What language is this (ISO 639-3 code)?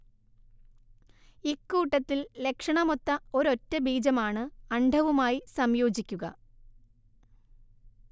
mal